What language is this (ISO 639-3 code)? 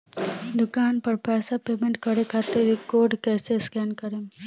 bho